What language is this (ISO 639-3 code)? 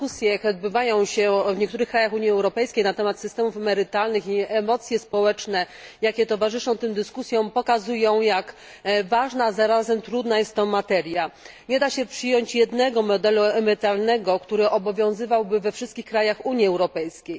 pol